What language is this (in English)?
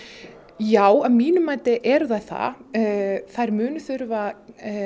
Icelandic